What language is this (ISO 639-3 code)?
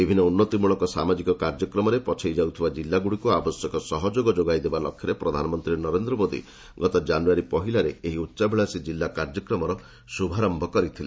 ori